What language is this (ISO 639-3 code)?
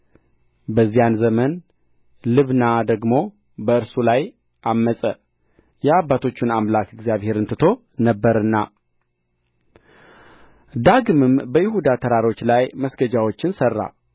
amh